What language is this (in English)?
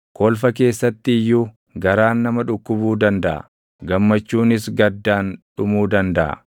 Oromo